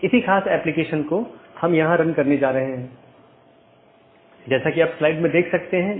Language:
Hindi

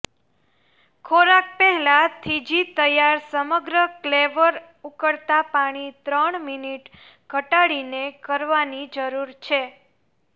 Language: Gujarati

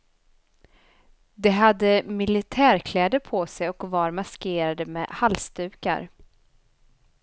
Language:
Swedish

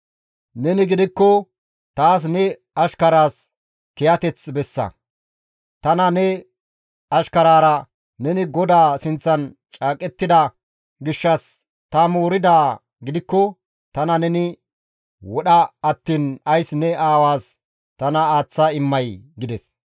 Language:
Gamo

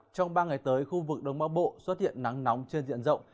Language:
Vietnamese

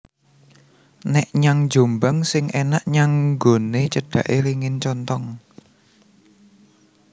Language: Javanese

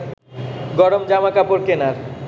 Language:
Bangla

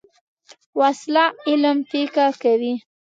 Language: Pashto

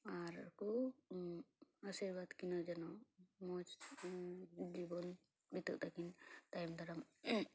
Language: Santali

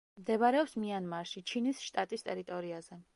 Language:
Georgian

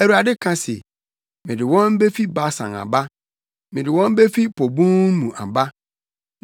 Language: Akan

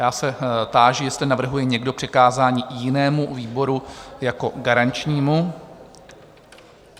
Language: Czech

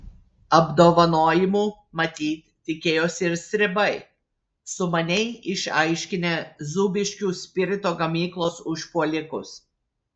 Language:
Lithuanian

